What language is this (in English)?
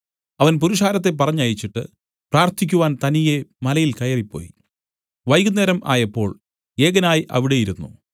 Malayalam